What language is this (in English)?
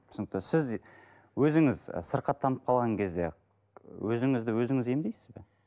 Kazakh